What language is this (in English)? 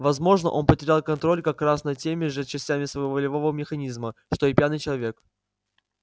Russian